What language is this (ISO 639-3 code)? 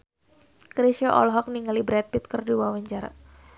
sun